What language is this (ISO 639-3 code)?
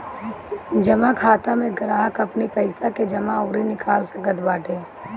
bho